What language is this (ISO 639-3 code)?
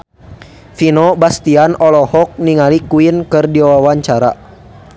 sun